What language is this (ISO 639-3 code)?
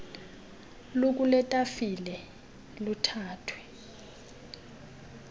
xho